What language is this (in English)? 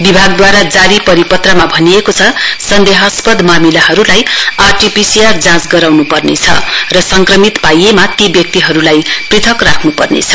Nepali